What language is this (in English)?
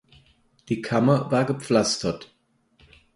German